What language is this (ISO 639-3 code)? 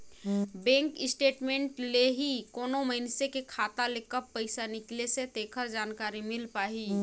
hne